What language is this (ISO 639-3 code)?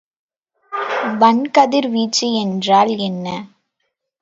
tam